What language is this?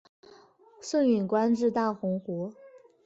Chinese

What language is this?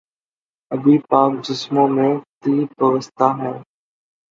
Urdu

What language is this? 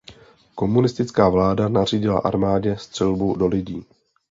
Czech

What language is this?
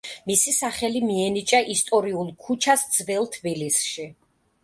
Georgian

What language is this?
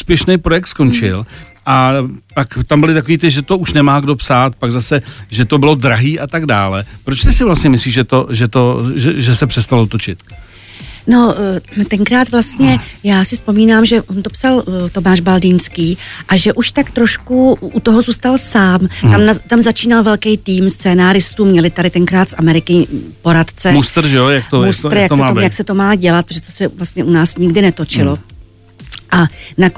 Czech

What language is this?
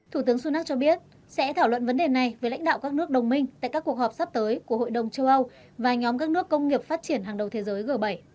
Vietnamese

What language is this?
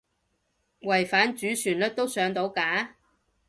Cantonese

